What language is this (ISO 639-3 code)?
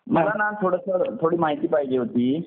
mar